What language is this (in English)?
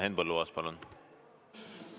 Estonian